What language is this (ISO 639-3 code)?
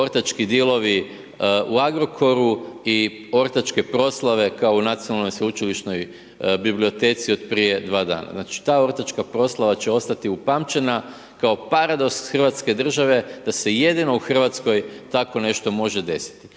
hrv